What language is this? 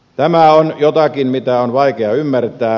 Finnish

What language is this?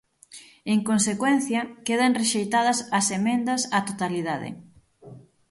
Galician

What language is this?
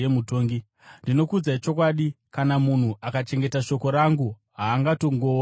Shona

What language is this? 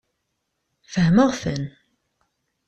Kabyle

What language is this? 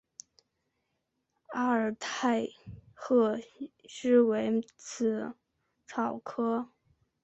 Chinese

